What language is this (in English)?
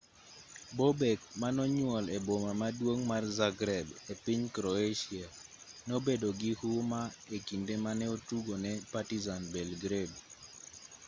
Luo (Kenya and Tanzania)